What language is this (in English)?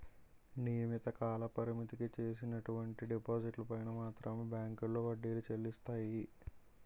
Telugu